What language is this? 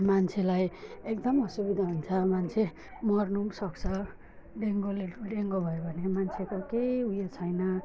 Nepali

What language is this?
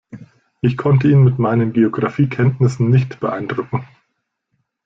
German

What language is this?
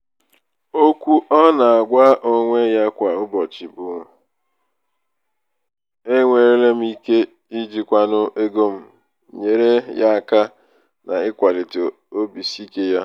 Igbo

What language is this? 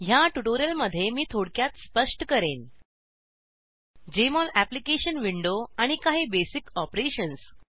Marathi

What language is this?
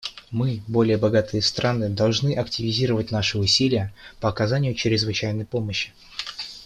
Russian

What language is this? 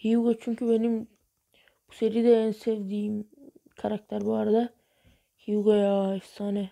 Turkish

